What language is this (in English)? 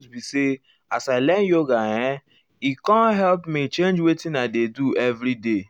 Nigerian Pidgin